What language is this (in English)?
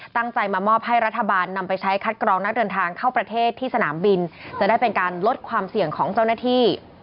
Thai